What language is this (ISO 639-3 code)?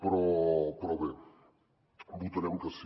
cat